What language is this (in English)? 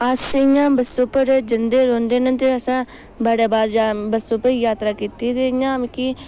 Dogri